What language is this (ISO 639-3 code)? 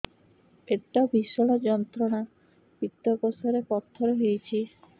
ori